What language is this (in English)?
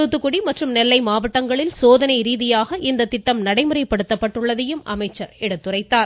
Tamil